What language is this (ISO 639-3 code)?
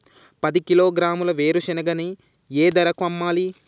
tel